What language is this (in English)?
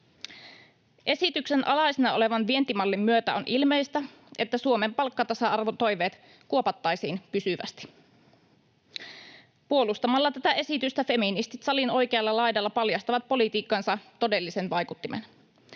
Finnish